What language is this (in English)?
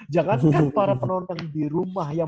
Indonesian